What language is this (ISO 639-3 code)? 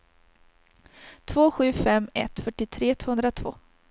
swe